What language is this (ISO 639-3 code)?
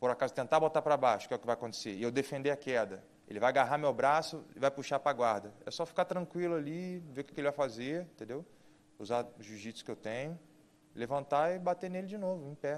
por